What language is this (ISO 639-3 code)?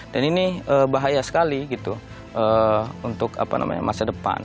ind